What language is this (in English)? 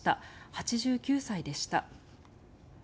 Japanese